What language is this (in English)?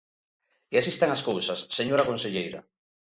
Galician